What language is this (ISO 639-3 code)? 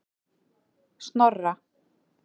isl